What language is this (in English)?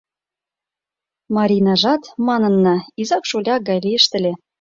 Mari